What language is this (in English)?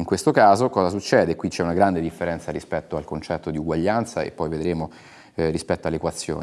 Italian